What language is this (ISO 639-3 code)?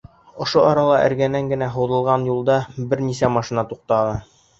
bak